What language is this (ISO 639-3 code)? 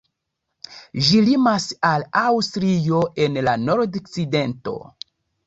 epo